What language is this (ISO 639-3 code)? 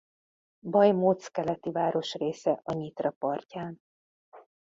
hun